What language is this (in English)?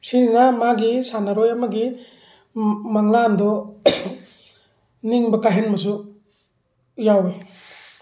Manipuri